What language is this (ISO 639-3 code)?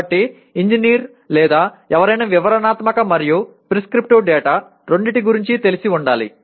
tel